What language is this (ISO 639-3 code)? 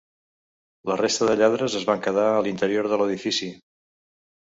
cat